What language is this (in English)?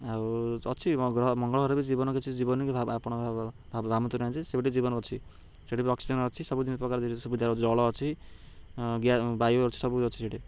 Odia